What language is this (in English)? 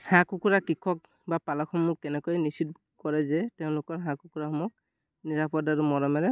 Assamese